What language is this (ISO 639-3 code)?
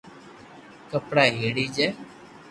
lrk